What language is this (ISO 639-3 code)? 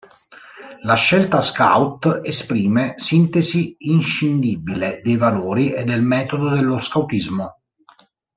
ita